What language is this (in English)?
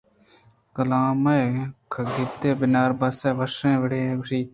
Eastern Balochi